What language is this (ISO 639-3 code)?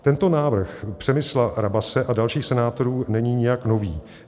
ces